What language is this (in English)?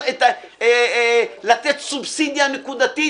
Hebrew